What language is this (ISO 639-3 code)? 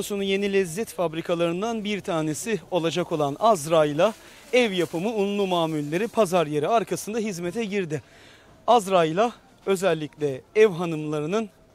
tur